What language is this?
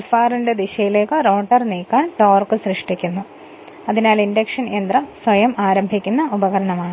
Malayalam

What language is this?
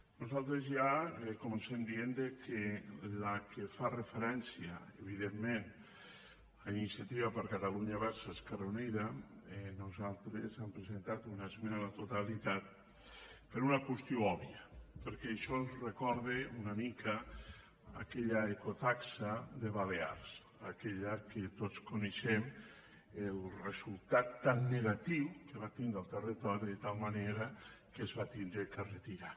Catalan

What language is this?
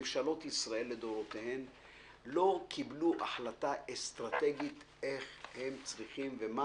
Hebrew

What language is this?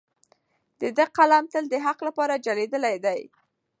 Pashto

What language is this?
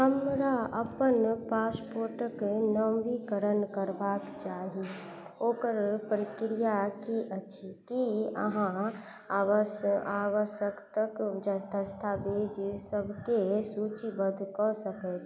Maithili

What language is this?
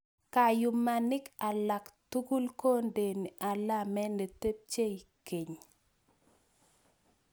Kalenjin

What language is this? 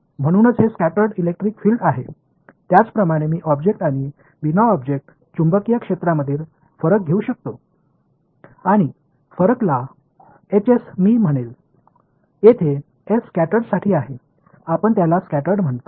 Marathi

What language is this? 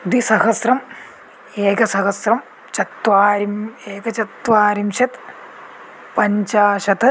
Sanskrit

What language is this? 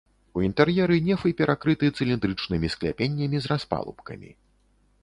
Belarusian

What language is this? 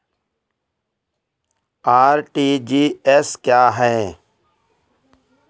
Hindi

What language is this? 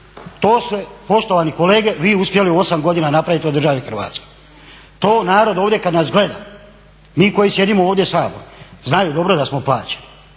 Croatian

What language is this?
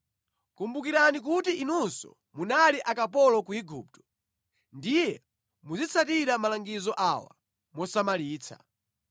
Nyanja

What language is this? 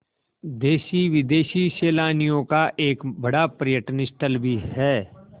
Hindi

